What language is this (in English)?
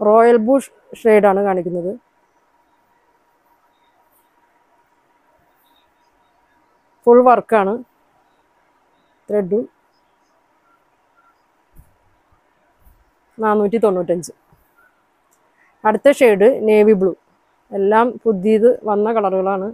Romanian